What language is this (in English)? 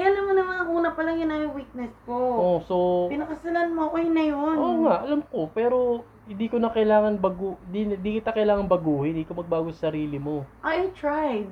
Filipino